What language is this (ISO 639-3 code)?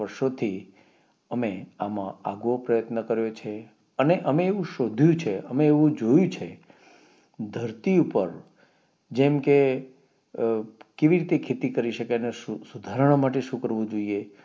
guj